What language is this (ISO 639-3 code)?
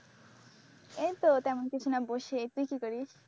ben